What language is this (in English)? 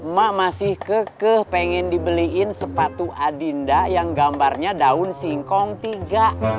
Indonesian